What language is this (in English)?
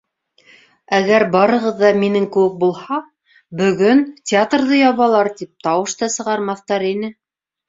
Bashkir